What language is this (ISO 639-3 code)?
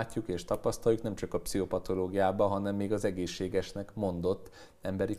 hun